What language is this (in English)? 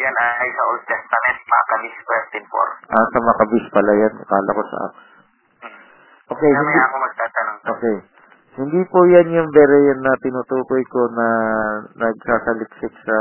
Filipino